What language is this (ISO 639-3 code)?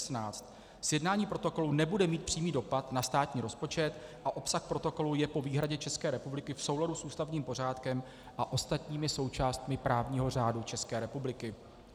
ces